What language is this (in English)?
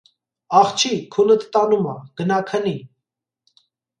Armenian